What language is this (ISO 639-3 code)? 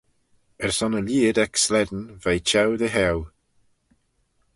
glv